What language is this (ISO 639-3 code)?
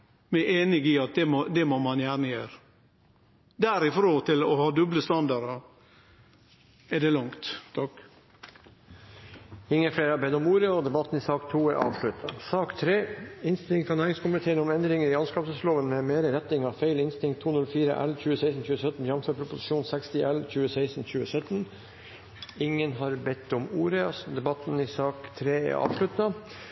nor